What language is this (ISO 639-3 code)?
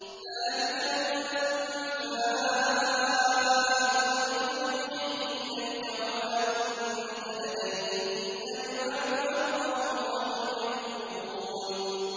ara